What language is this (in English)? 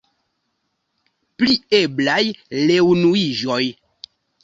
Esperanto